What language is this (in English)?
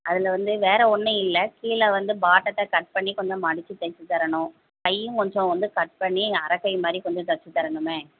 Tamil